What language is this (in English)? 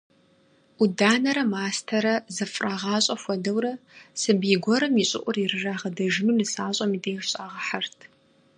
Kabardian